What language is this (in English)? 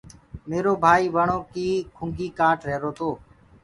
Gurgula